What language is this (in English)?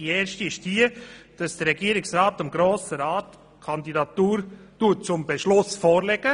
Swiss German